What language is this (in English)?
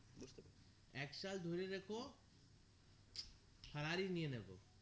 Bangla